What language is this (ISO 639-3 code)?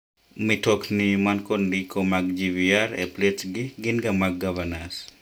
luo